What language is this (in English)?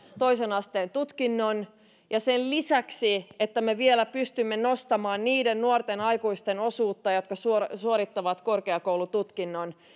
Finnish